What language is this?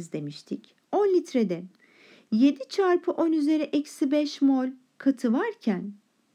Turkish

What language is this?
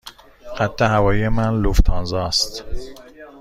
Persian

